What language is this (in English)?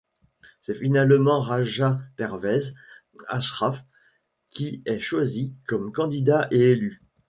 French